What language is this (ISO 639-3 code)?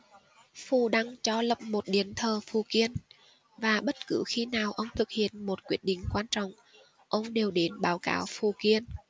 vie